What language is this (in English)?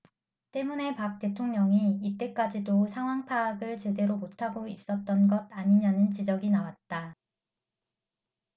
Korean